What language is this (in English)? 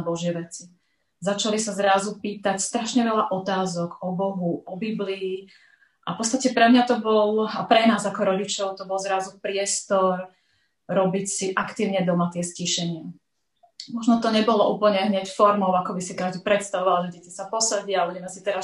Slovak